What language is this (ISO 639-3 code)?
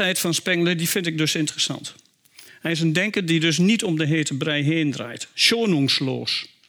nld